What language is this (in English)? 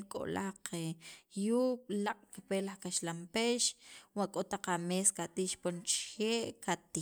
Sacapulteco